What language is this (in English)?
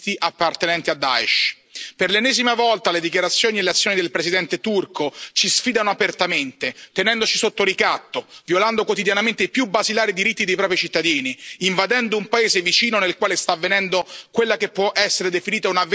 Italian